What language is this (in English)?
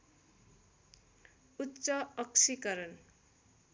Nepali